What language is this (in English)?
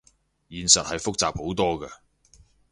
Cantonese